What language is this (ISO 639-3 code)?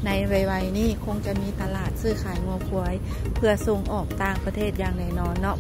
tha